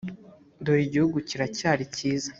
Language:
Kinyarwanda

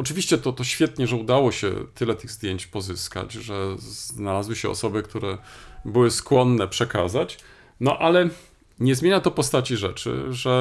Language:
Polish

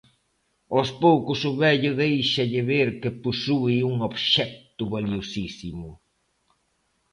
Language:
Galician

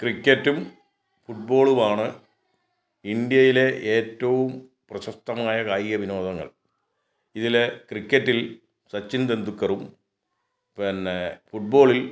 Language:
Malayalam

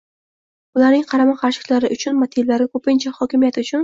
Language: Uzbek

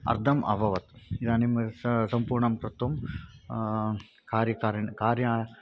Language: Sanskrit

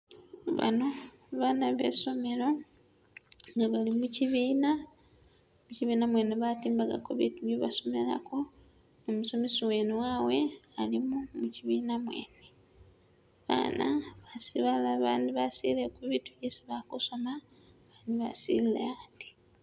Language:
Masaaba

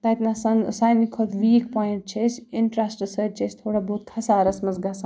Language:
Kashmiri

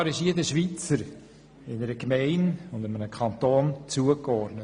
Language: Swiss German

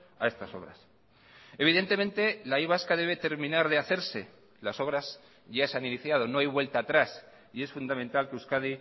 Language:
Spanish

